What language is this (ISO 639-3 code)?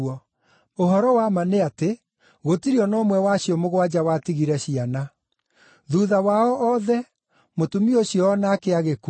kik